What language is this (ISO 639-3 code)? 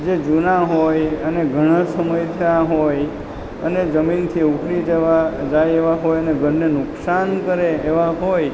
guj